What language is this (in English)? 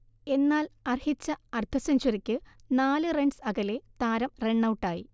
Malayalam